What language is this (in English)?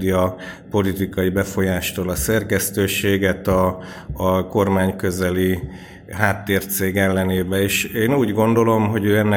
Hungarian